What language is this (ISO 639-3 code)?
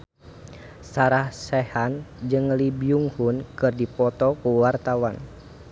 sun